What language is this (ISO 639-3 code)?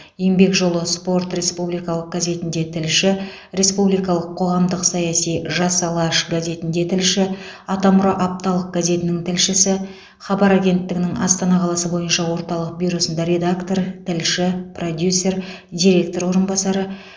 kaz